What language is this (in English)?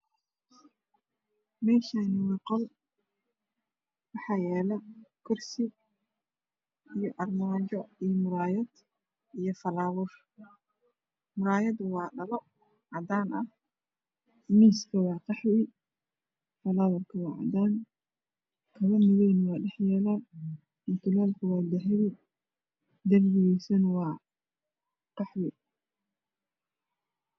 Somali